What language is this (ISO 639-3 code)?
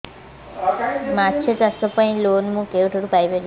ori